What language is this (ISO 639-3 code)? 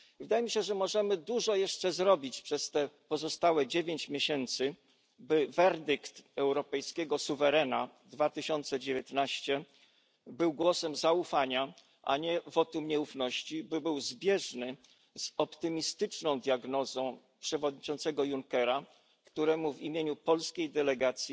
pol